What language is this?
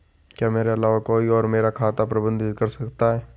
Hindi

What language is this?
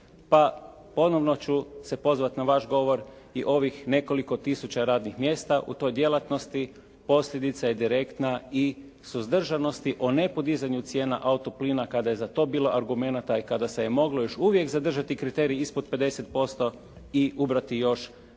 Croatian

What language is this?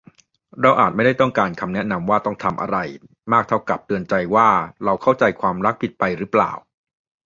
Thai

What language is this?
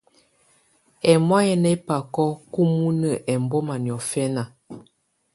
Tunen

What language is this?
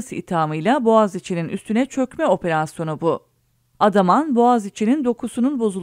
Turkish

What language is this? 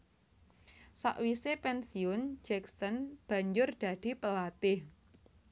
Javanese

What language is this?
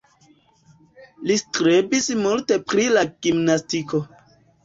Esperanto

